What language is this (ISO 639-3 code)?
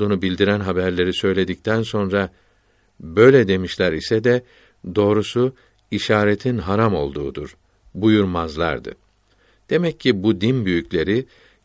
tur